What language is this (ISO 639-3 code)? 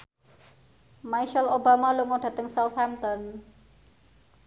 jav